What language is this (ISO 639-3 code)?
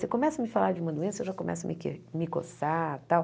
por